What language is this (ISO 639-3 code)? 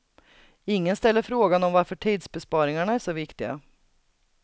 swe